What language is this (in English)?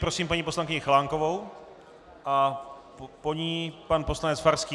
Czech